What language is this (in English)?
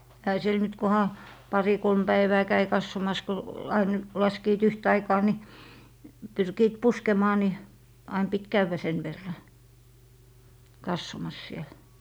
Finnish